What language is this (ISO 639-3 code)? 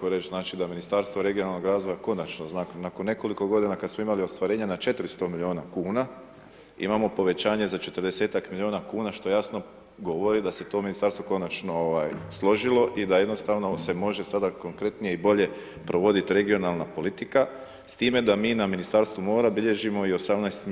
hrv